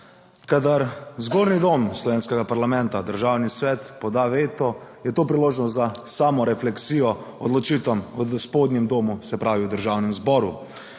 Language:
Slovenian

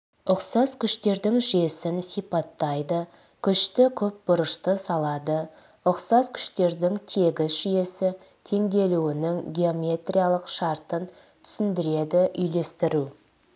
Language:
Kazakh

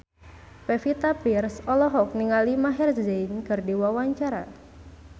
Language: Sundanese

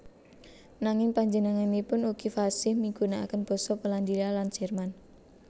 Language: Javanese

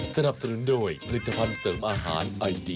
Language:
Thai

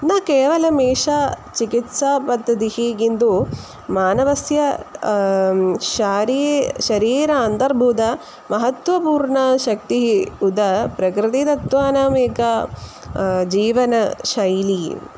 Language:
Sanskrit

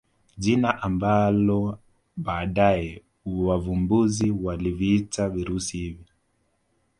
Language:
Swahili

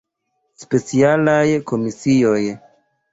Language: Esperanto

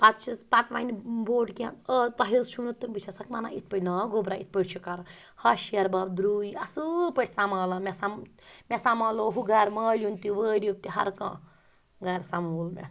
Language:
Kashmiri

